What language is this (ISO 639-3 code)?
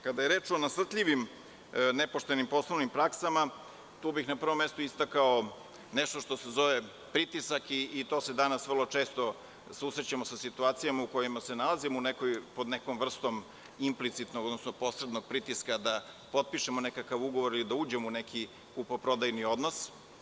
srp